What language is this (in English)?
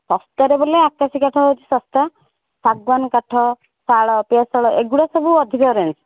Odia